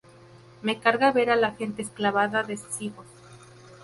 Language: Spanish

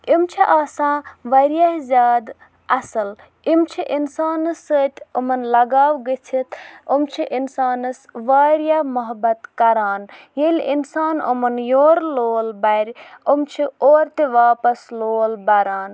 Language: Kashmiri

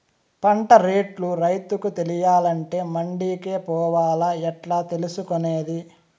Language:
Telugu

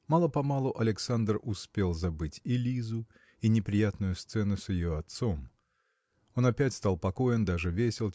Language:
Russian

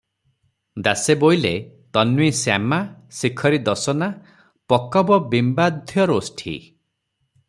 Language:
Odia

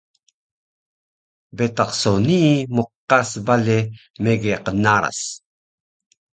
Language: Taroko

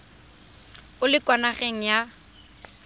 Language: Tswana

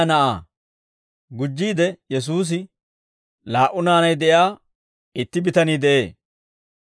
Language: Dawro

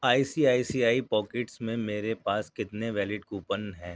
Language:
Urdu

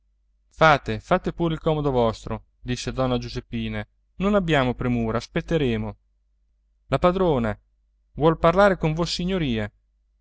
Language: Italian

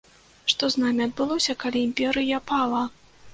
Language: Belarusian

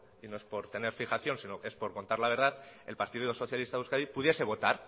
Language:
Spanish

